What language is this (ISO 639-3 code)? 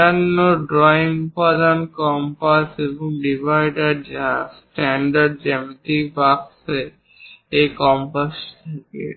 ben